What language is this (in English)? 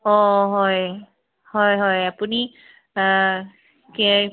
Assamese